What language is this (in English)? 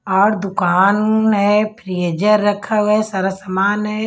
Hindi